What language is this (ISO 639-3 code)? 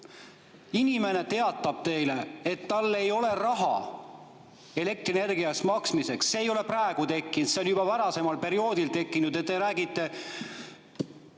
est